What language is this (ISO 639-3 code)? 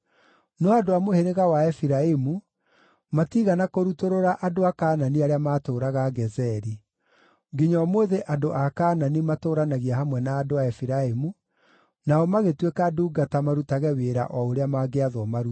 kik